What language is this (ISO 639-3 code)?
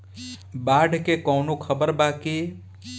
bho